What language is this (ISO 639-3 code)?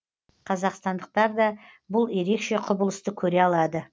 kaz